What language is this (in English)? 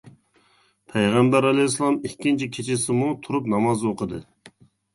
Uyghur